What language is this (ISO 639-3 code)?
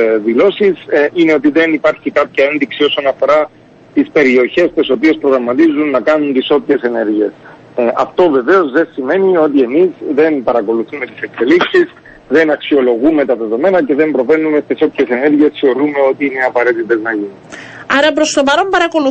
ell